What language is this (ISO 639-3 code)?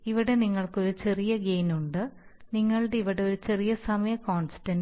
mal